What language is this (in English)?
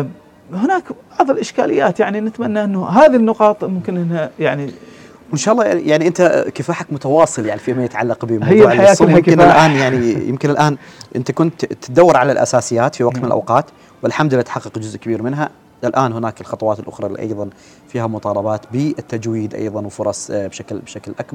Arabic